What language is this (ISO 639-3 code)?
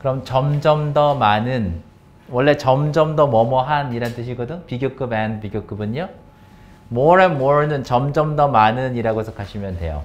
kor